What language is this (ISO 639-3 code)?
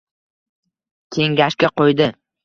uzb